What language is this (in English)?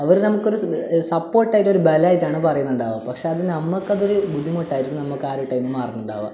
Malayalam